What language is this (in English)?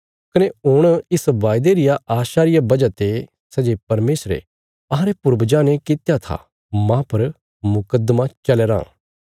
Bilaspuri